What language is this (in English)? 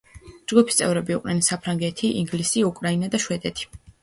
Georgian